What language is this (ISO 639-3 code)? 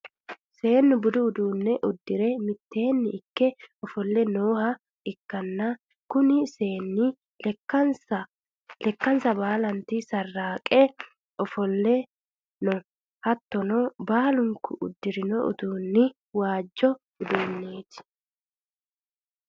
sid